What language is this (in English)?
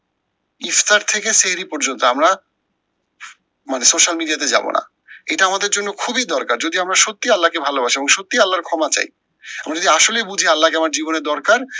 Bangla